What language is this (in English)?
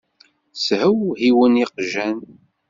Kabyle